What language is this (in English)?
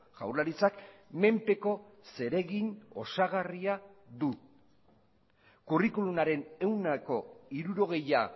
Basque